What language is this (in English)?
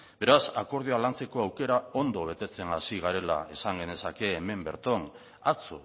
Basque